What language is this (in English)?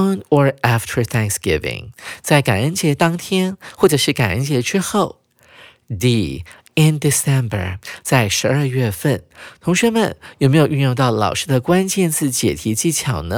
Chinese